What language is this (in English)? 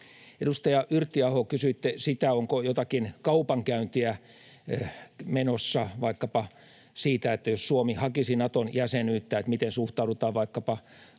Finnish